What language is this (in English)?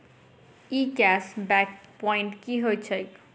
Maithili